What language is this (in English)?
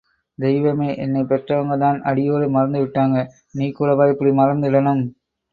Tamil